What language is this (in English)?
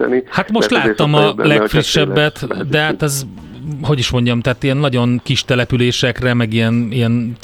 Hungarian